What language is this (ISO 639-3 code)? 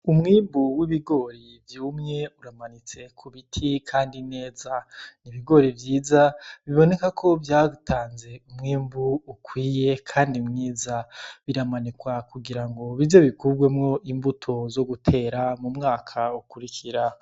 run